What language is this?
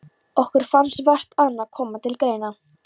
Icelandic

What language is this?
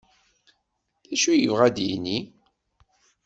Kabyle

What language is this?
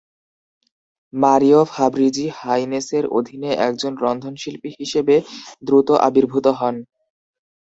Bangla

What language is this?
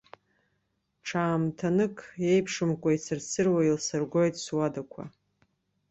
Abkhazian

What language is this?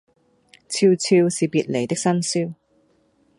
Cantonese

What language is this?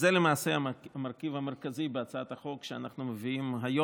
Hebrew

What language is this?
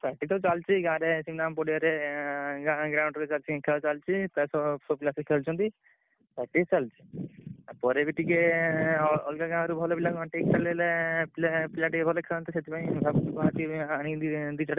Odia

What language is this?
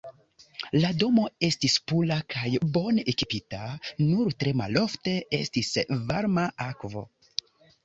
Esperanto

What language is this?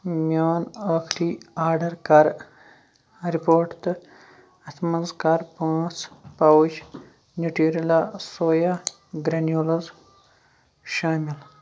Kashmiri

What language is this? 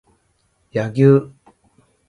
Japanese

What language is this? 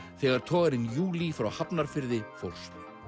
Icelandic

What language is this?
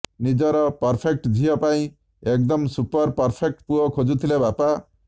Odia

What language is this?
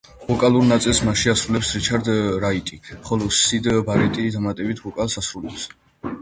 Georgian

